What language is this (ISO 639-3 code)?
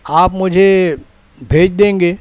urd